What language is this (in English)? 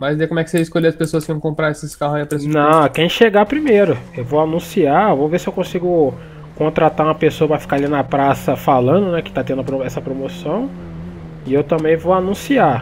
Portuguese